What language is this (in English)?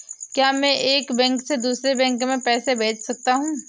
Hindi